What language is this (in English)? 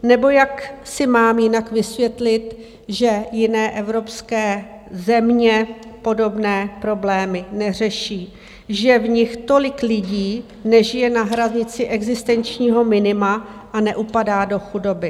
Czech